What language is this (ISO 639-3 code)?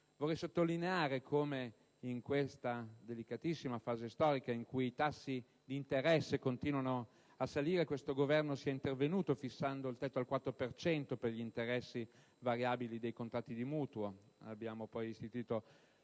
ita